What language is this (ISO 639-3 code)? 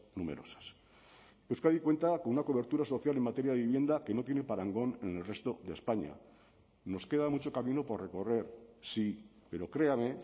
spa